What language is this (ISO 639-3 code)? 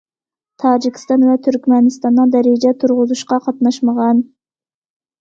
uig